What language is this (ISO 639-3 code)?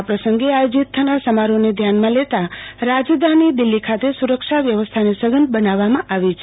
guj